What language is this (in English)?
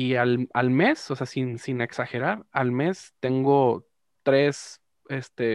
Spanish